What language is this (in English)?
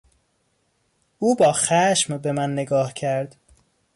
Persian